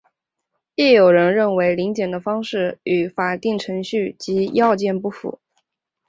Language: Chinese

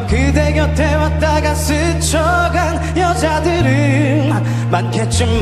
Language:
Korean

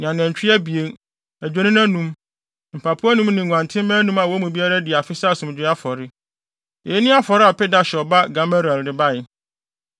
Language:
Akan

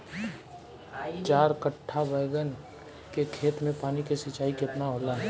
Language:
Bhojpuri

